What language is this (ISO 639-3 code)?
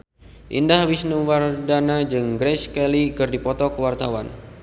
sun